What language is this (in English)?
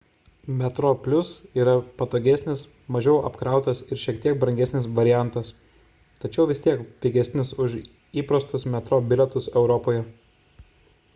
Lithuanian